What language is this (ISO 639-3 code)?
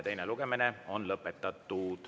est